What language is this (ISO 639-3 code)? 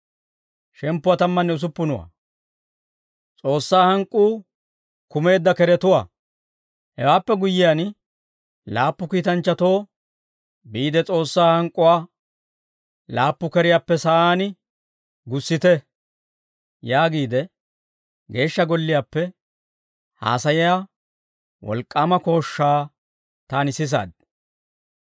dwr